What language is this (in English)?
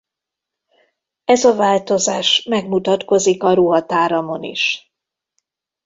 Hungarian